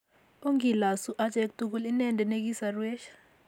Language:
Kalenjin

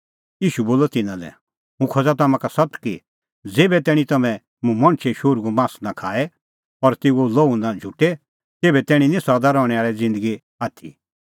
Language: Kullu Pahari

